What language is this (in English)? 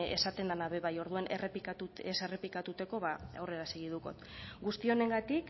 Basque